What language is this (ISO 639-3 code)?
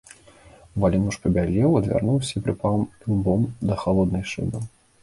bel